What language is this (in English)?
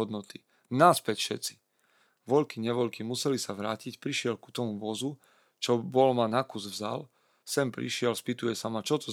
Slovak